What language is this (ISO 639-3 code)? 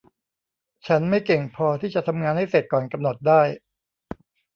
tha